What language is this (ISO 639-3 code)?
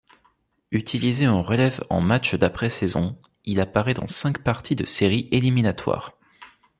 fra